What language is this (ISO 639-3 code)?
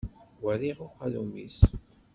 kab